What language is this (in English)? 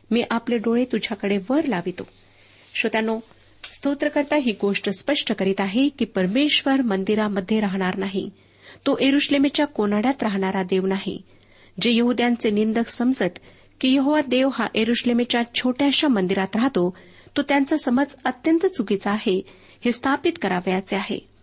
Marathi